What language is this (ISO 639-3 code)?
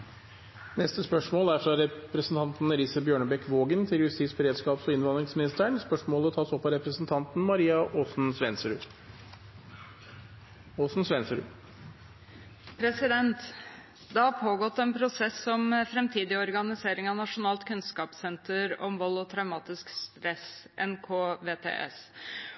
nor